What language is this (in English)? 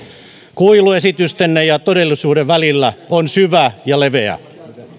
Finnish